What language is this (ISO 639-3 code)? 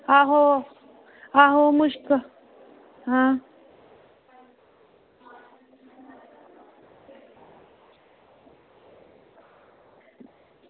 doi